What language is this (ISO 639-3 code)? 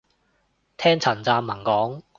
yue